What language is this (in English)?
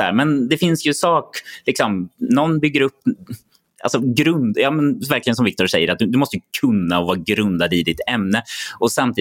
Swedish